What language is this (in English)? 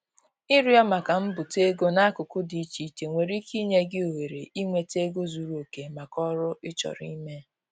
Igbo